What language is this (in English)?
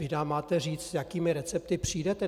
Czech